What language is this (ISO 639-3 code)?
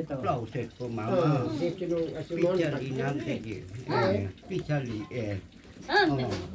ara